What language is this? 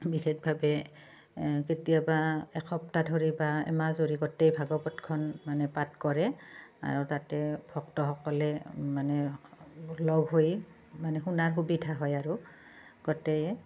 Assamese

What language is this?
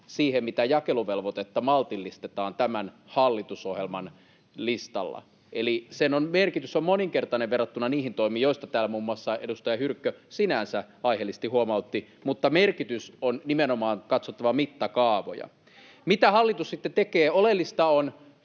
Finnish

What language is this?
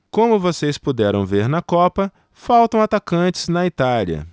Portuguese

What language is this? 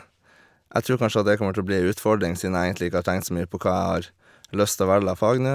Norwegian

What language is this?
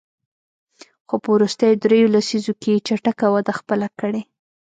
Pashto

